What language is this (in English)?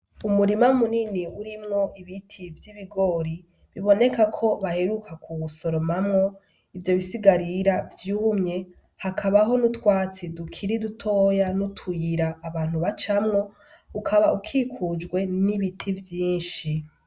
Rundi